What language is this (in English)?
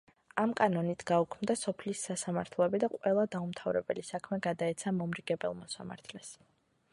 Georgian